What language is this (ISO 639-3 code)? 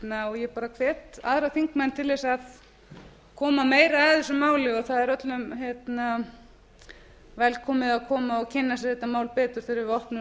isl